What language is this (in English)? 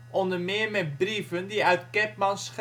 Dutch